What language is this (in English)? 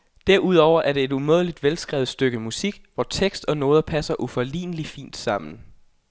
Danish